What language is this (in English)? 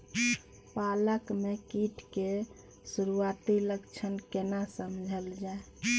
Maithili